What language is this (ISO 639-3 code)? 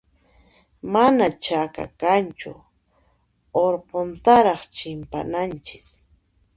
qxp